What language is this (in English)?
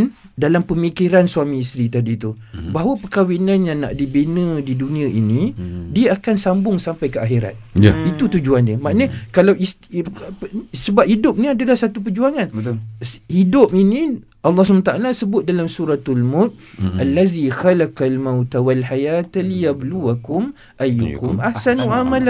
Malay